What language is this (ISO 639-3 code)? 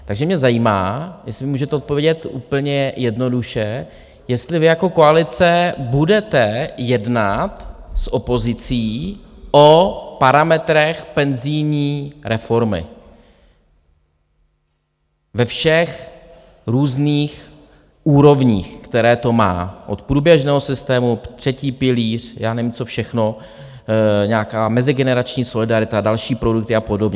ces